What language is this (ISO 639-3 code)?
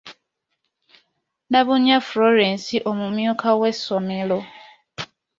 lug